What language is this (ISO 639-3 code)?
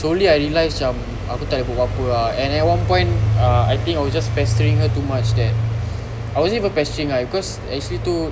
eng